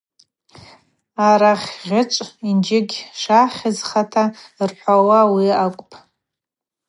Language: Abaza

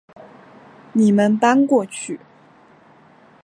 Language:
Chinese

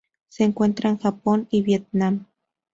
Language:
Spanish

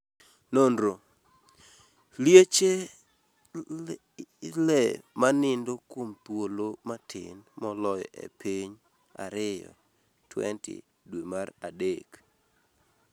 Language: Luo (Kenya and Tanzania)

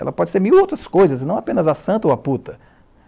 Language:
Portuguese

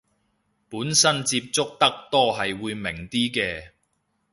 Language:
Cantonese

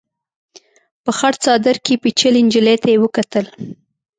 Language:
Pashto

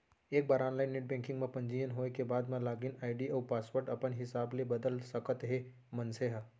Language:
Chhattisgarhi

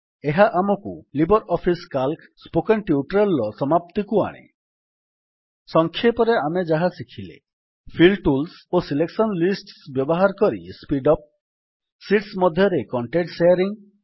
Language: Odia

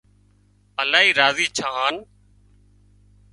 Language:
Wadiyara Koli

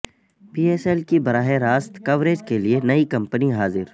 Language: Urdu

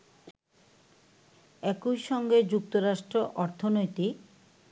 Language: Bangla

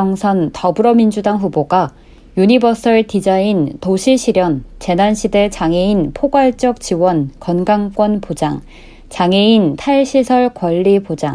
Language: Korean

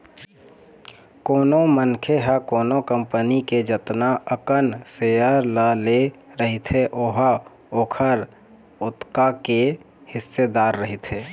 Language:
Chhattisgarhi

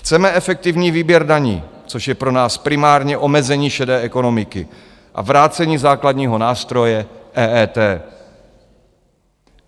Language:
Czech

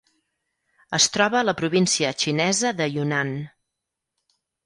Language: Catalan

